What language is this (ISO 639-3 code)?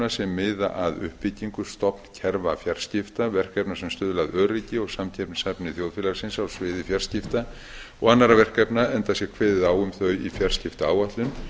isl